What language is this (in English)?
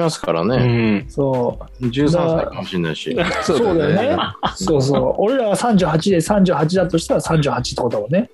Japanese